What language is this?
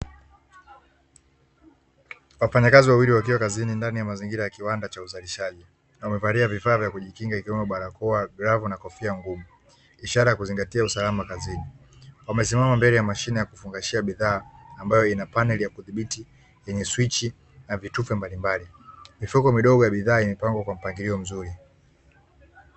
Swahili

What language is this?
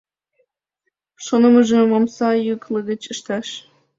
Mari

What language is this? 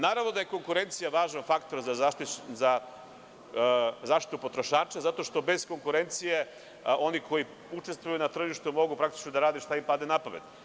Serbian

